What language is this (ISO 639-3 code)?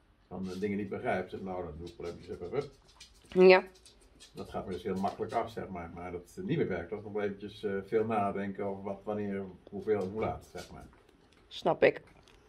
nld